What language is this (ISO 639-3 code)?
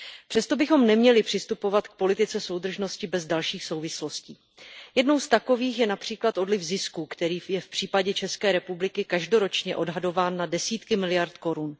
ces